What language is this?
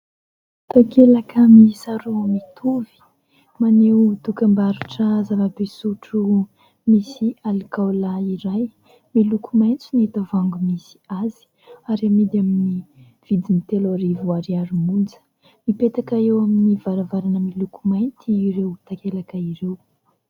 Malagasy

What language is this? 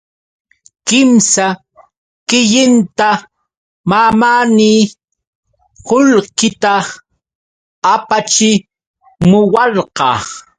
Yauyos Quechua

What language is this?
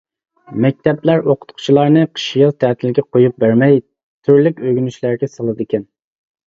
Uyghur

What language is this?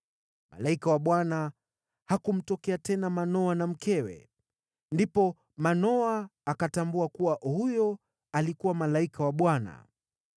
Swahili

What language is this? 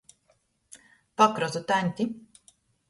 Latgalian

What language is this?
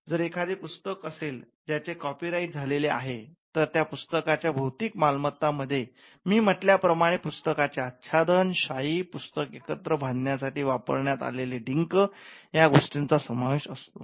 Marathi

